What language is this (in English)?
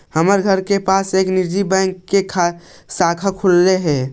Magahi